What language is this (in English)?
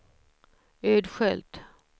Swedish